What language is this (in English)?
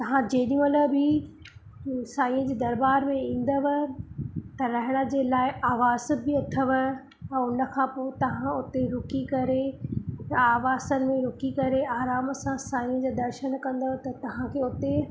Sindhi